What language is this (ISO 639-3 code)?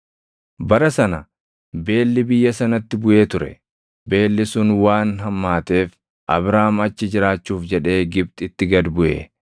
orm